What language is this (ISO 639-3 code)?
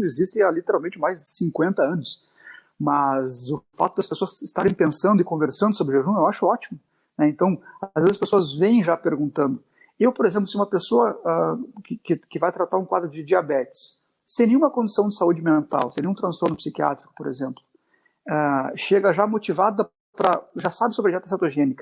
por